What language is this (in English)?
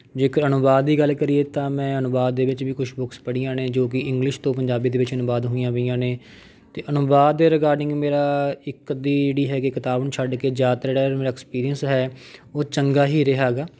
Punjabi